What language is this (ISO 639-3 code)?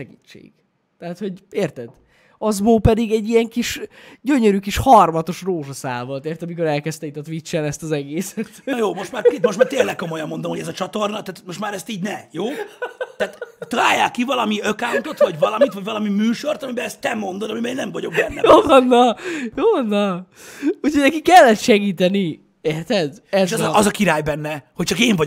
hun